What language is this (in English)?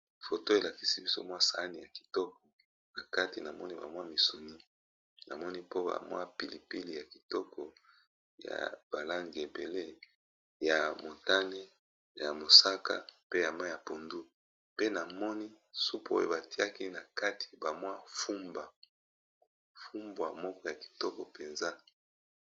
Lingala